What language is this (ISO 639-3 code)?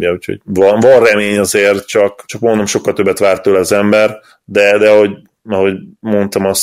hun